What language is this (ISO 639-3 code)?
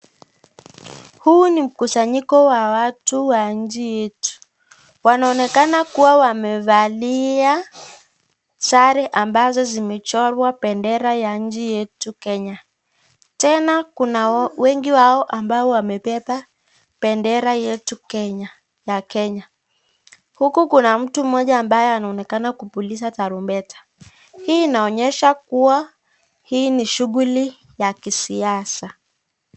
swa